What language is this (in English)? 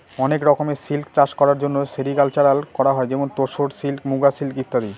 Bangla